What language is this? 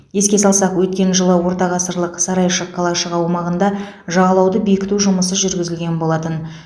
Kazakh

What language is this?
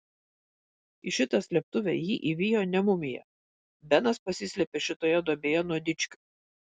Lithuanian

